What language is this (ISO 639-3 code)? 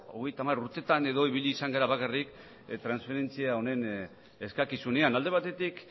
eus